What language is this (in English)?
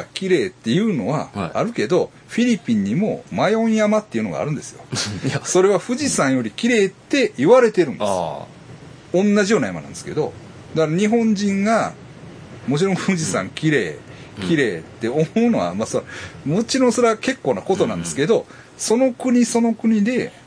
Japanese